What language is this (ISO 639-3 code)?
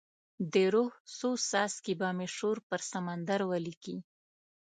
pus